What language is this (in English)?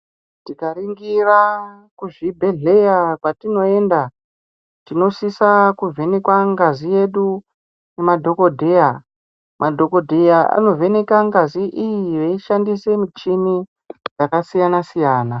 Ndau